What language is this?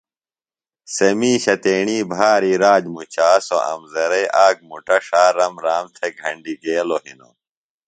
Phalura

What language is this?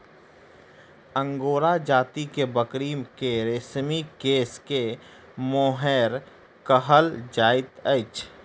Maithili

